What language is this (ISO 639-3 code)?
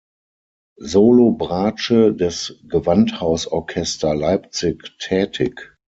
deu